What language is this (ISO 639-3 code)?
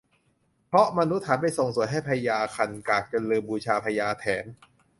tha